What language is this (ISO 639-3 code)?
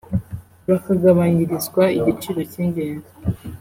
kin